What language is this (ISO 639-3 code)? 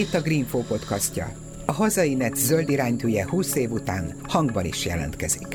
hun